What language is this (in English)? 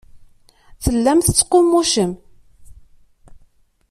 Kabyle